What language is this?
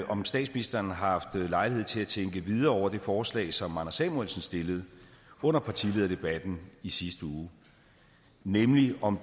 Danish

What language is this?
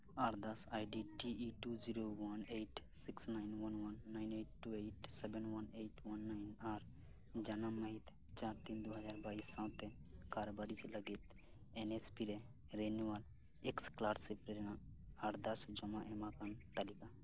Santali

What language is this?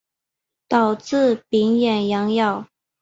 Chinese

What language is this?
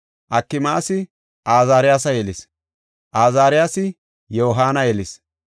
Gofa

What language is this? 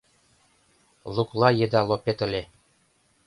Mari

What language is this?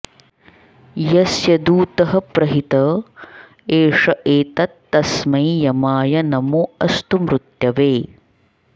Sanskrit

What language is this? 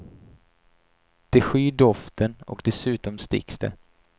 Swedish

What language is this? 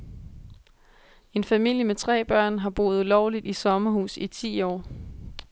Danish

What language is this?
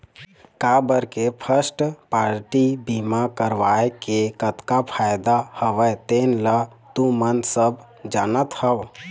Chhattisgarhi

